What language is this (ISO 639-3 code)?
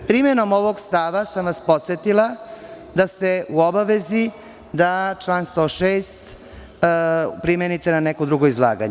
srp